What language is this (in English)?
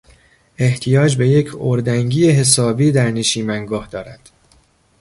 Persian